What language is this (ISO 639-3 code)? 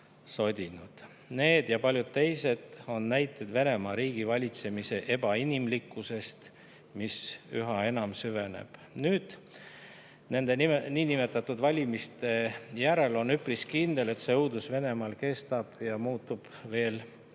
est